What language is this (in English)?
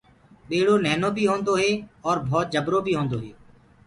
Gurgula